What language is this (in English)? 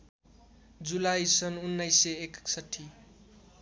Nepali